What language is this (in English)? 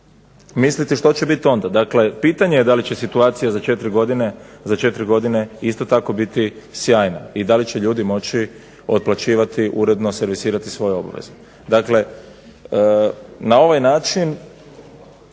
Croatian